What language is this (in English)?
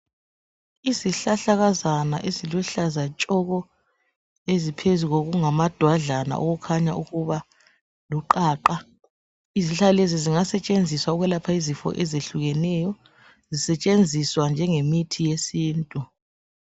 North Ndebele